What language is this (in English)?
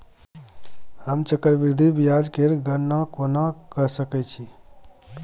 Maithili